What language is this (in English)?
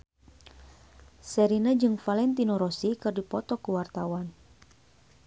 Sundanese